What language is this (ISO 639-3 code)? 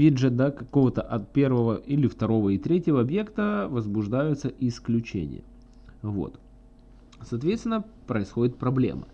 rus